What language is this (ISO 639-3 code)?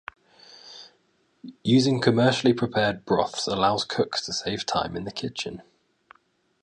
eng